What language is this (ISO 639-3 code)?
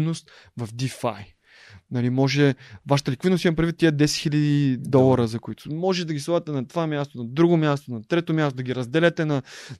bul